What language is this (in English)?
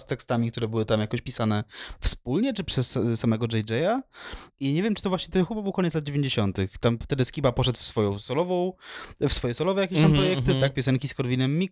Polish